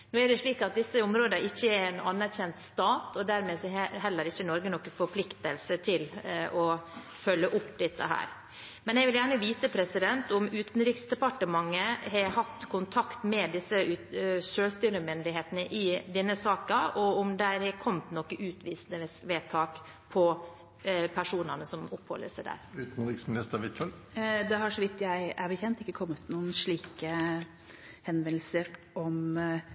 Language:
Norwegian Bokmål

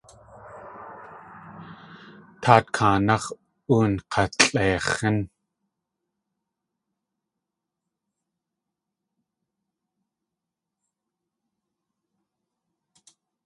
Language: Tlingit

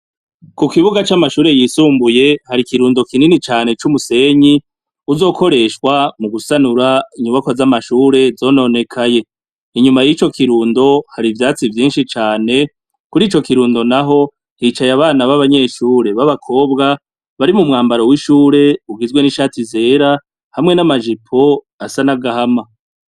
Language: Rundi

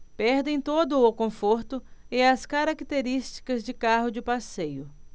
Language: Portuguese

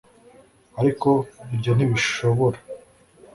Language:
Kinyarwanda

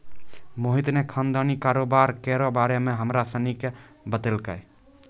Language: Maithili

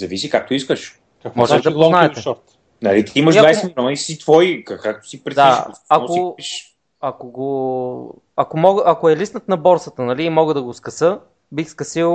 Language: Bulgarian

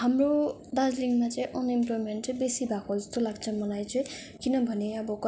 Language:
Nepali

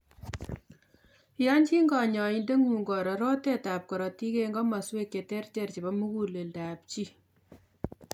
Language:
Kalenjin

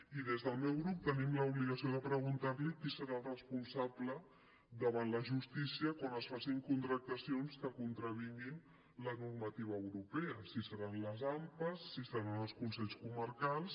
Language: Catalan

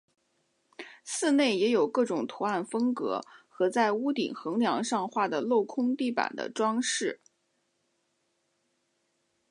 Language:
Chinese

